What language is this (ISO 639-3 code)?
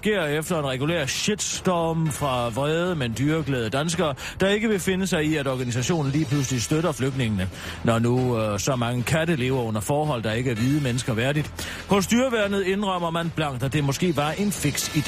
dan